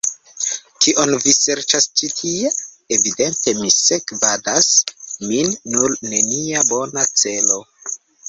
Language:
Esperanto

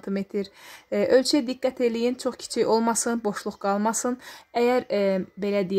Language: Turkish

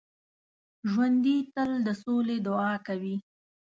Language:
Pashto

